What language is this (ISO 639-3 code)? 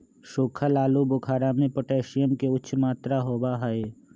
mag